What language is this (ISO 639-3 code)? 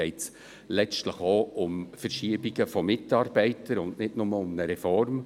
gsw